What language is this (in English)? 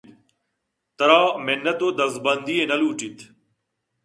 Eastern Balochi